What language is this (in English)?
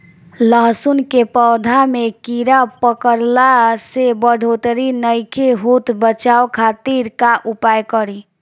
Bhojpuri